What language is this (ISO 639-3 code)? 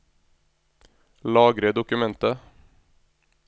nor